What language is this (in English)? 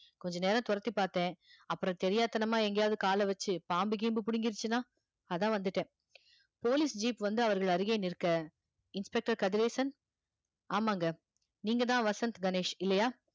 Tamil